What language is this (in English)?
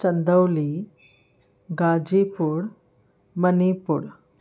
Sindhi